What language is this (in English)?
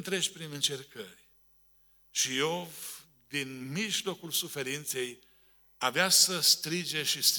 Romanian